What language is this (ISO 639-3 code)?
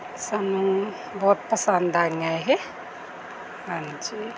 pan